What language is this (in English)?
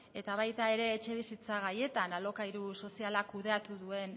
Basque